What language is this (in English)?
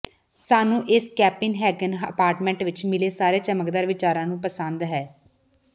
Punjabi